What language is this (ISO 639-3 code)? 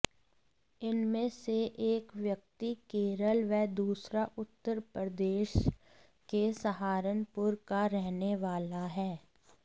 hin